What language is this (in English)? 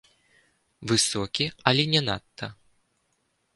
Belarusian